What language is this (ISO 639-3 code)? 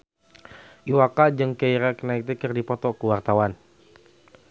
sun